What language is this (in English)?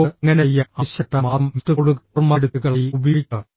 Malayalam